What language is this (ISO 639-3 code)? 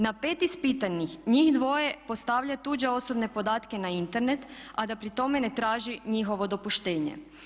hrv